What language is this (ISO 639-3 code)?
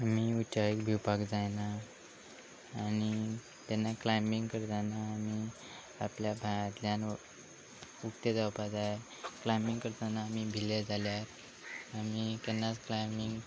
kok